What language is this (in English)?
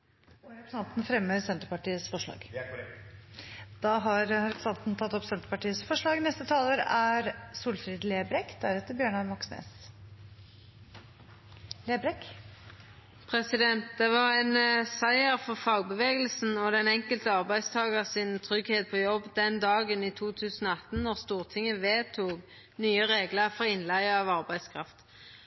Norwegian